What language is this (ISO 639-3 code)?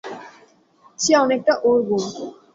ben